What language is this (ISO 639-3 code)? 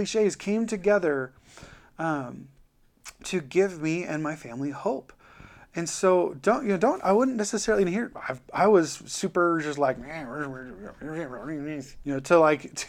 eng